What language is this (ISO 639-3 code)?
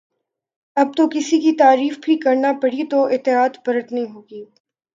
urd